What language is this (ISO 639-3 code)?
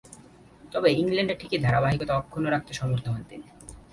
ben